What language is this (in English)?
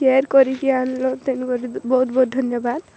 Odia